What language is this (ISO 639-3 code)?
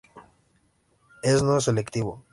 spa